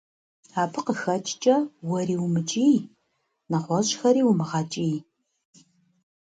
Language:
Kabardian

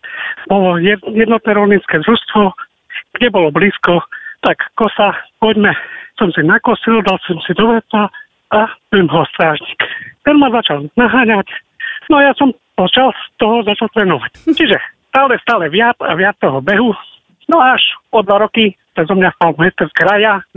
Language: Slovak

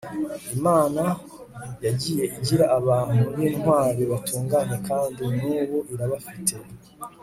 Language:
Kinyarwanda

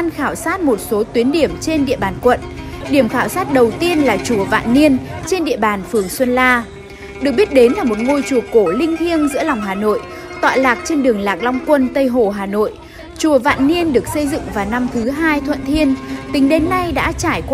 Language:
Vietnamese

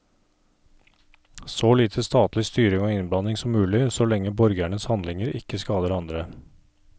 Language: Norwegian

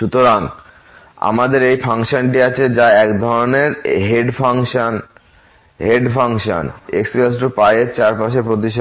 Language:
Bangla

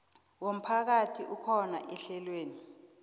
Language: South Ndebele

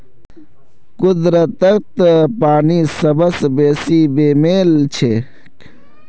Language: Magahi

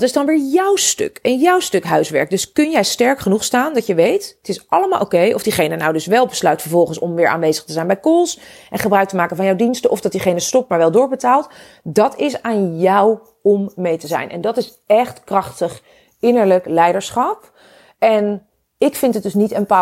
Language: Dutch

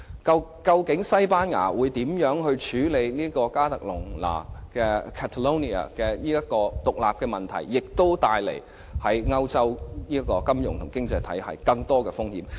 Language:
Cantonese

